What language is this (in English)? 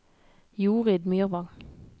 Norwegian